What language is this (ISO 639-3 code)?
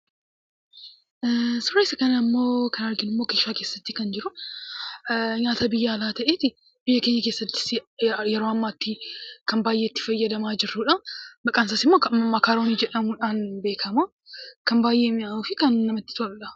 orm